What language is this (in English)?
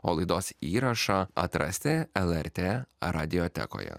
Lithuanian